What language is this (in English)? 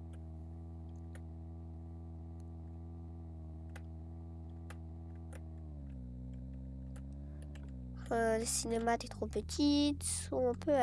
French